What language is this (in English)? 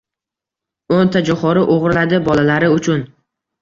Uzbek